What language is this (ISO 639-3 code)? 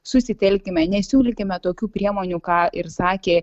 lit